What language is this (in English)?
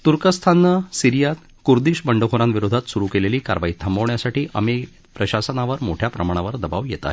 Marathi